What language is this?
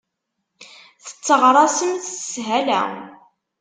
Kabyle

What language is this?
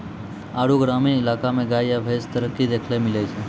Maithili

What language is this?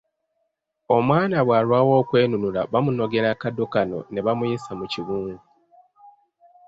Ganda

